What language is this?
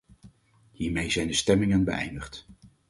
Dutch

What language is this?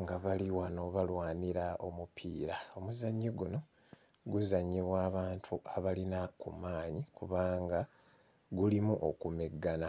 Ganda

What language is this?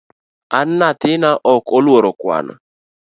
Luo (Kenya and Tanzania)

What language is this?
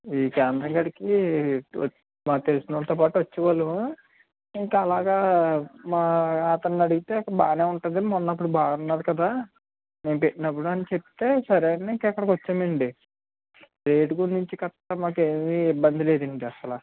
Telugu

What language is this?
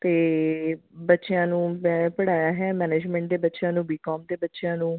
Punjabi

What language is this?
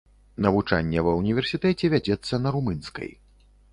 Belarusian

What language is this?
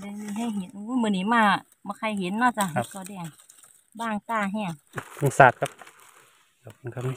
Thai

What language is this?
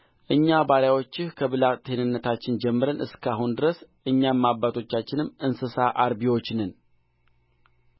Amharic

